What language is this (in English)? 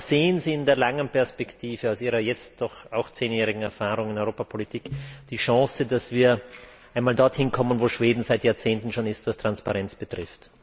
German